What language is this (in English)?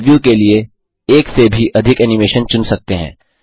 Hindi